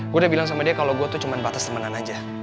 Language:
Indonesian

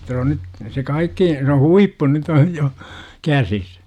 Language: Finnish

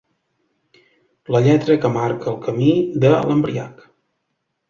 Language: Catalan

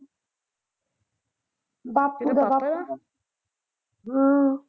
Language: Punjabi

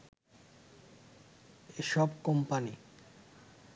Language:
Bangla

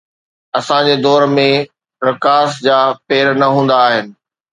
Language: Sindhi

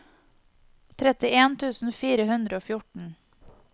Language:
Norwegian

